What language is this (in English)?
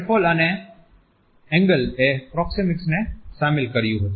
Gujarati